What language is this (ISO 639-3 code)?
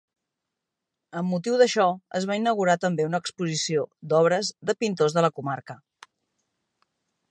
cat